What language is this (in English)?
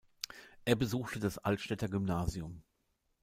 German